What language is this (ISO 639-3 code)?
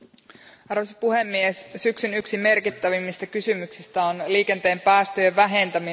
fin